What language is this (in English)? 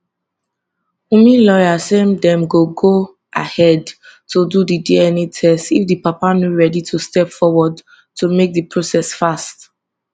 Nigerian Pidgin